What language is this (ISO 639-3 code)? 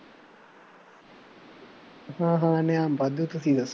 pan